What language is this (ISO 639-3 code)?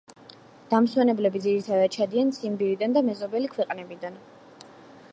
kat